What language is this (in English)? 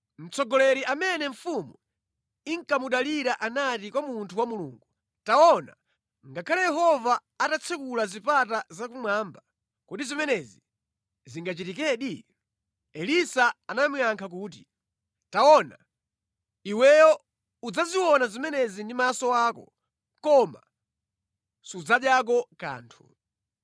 Nyanja